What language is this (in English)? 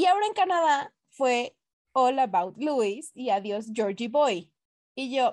Spanish